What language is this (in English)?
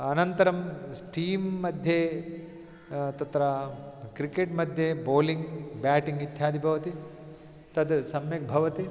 Sanskrit